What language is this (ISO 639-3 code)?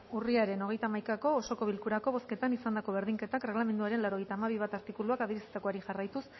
eus